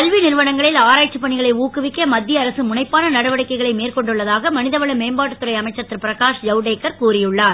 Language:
Tamil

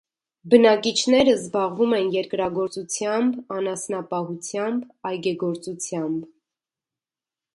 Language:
Armenian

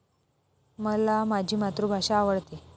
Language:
Marathi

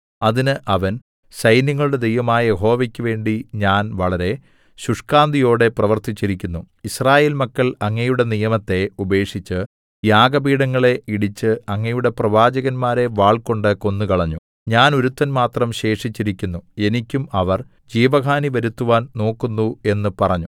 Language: Malayalam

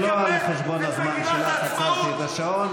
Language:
Hebrew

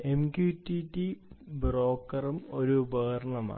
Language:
Malayalam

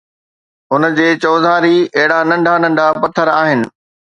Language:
Sindhi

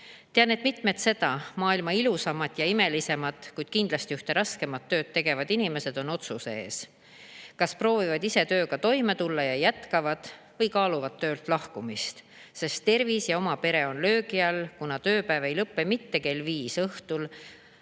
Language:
Estonian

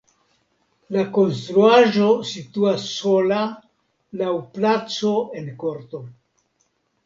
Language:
Esperanto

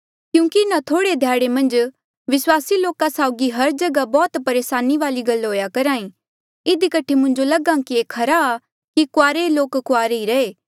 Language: Mandeali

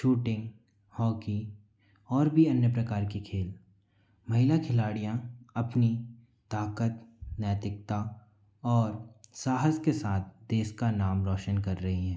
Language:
Hindi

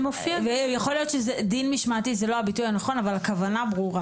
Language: Hebrew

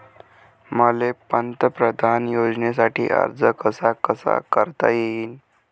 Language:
Marathi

